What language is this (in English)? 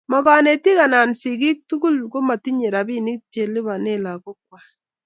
Kalenjin